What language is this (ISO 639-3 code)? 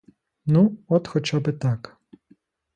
ukr